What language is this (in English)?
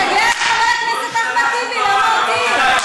Hebrew